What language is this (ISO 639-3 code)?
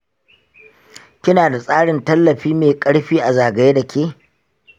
hau